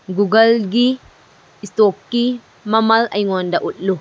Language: Manipuri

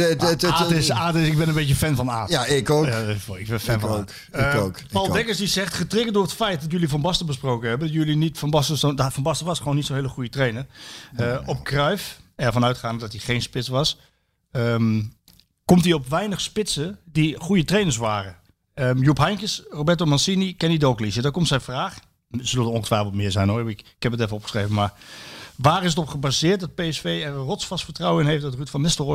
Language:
Dutch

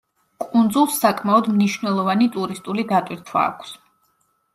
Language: Georgian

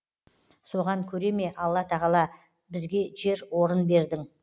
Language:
Kazakh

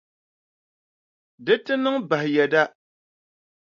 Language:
Dagbani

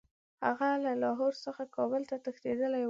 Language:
Pashto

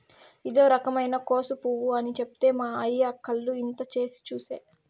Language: Telugu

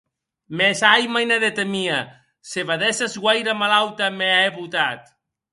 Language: Occitan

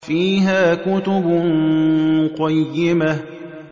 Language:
Arabic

